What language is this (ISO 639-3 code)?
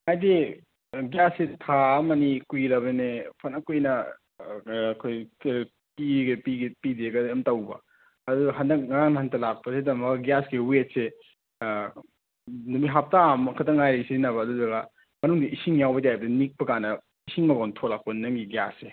mni